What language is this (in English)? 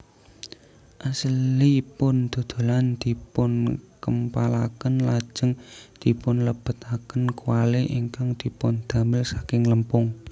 Javanese